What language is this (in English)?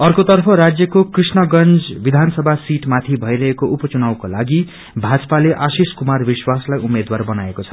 Nepali